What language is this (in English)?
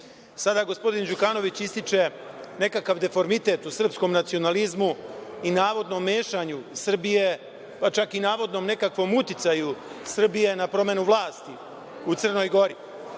Serbian